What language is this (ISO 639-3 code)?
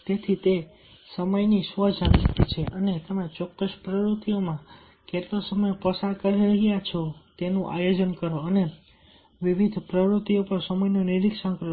guj